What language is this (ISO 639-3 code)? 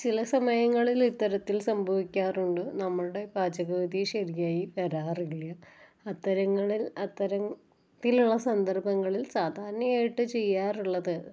mal